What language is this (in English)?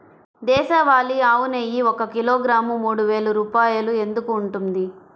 Telugu